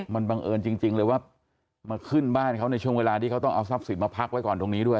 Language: Thai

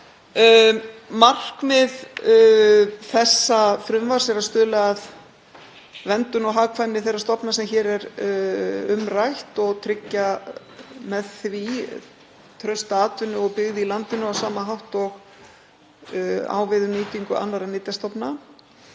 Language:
Icelandic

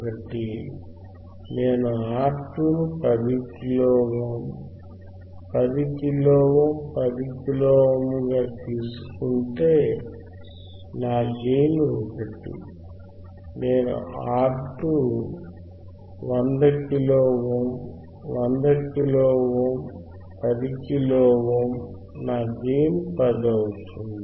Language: Telugu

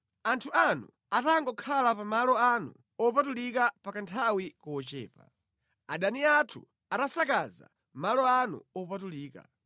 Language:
Nyanja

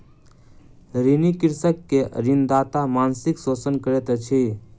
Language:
Maithili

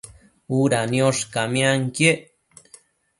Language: Matsés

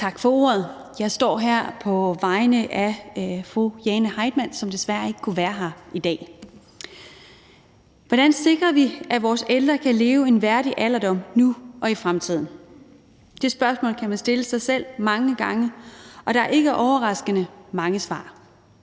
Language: Danish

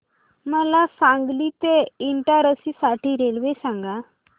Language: Marathi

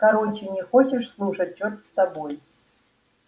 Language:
Russian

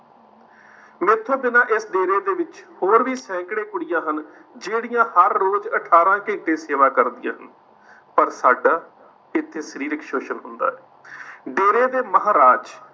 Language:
Punjabi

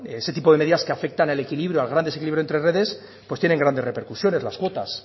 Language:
Spanish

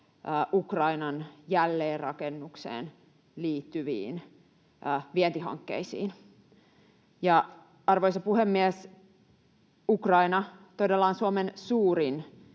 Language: Finnish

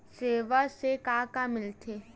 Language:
Chhattisgarhi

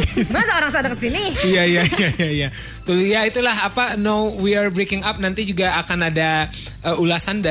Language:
Indonesian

